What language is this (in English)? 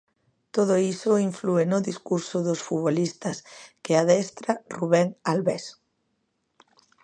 Galician